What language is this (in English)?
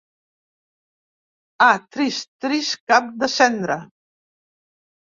Catalan